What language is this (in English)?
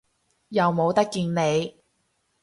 Cantonese